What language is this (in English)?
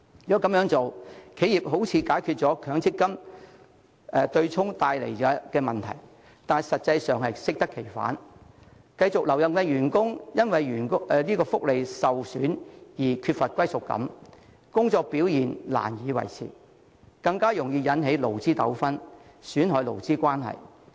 Cantonese